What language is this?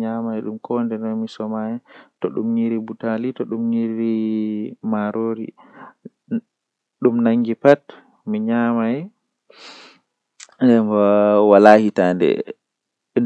Western Niger Fulfulde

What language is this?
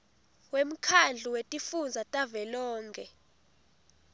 Swati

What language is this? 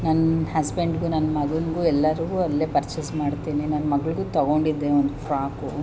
Kannada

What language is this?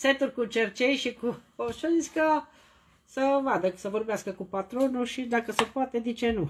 Romanian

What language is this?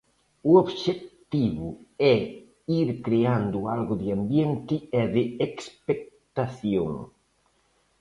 Galician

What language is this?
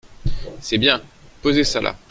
French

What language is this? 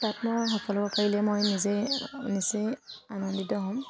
Assamese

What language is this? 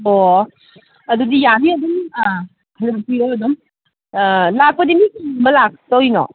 Manipuri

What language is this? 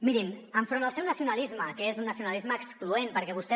Catalan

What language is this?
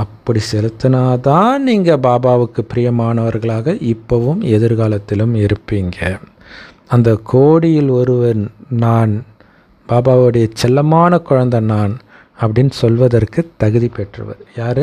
Tamil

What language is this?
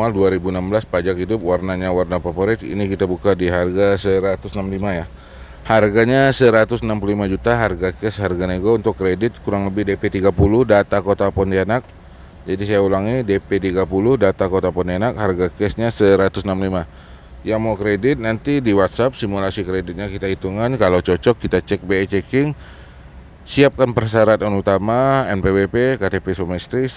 Indonesian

